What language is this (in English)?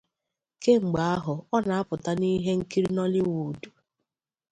Igbo